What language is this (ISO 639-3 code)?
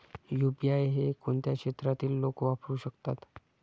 mar